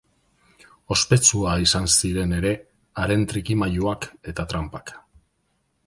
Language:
Basque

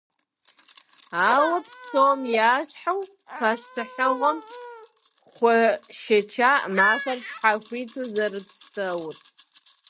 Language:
Kabardian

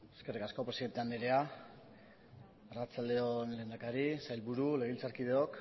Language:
Basque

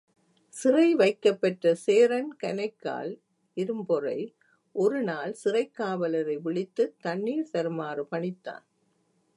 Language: Tamil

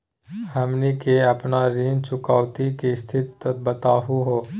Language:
Magahi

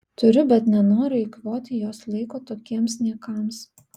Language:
Lithuanian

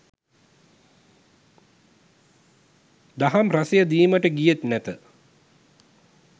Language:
Sinhala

